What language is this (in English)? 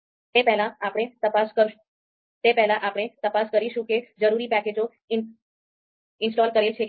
Gujarati